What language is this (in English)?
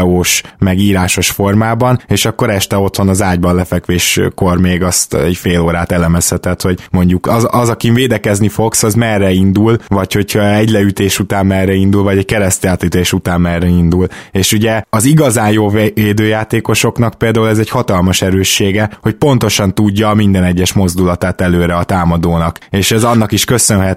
Hungarian